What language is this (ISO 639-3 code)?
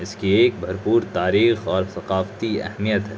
urd